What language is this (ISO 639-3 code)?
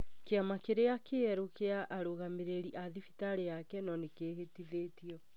kik